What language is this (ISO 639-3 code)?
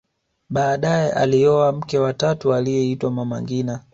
swa